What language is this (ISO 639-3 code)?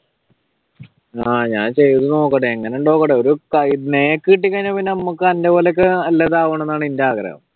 mal